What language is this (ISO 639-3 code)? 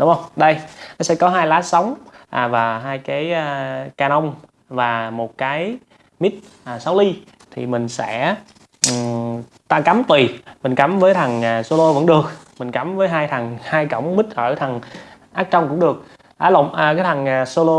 vie